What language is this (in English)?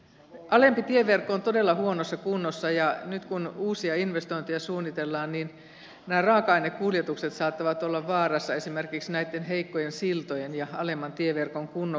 Finnish